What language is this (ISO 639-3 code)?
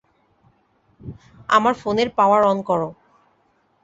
ben